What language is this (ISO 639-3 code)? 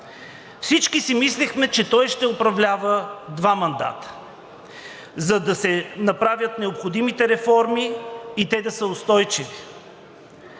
bul